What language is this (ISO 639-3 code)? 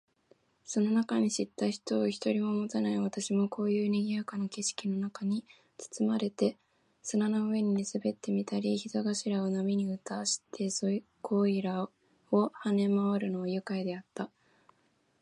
jpn